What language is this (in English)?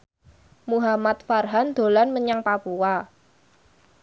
Javanese